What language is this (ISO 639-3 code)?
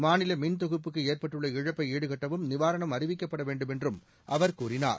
tam